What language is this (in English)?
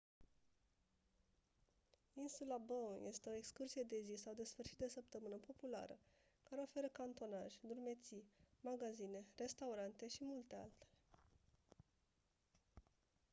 Romanian